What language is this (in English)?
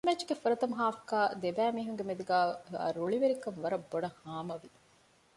Divehi